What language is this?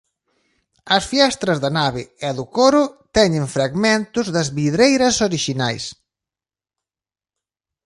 Galician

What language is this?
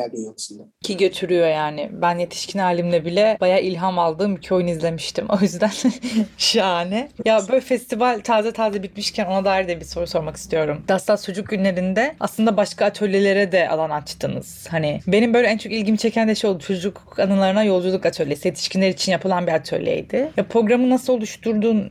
Turkish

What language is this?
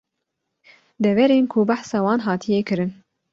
Kurdish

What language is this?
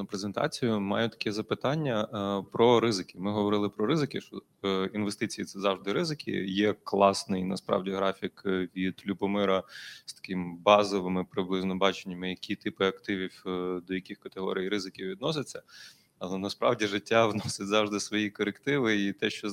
Ukrainian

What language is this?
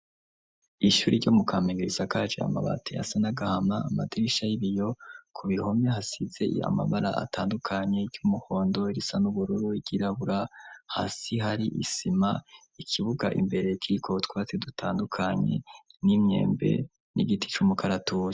Rundi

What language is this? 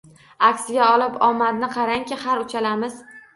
Uzbek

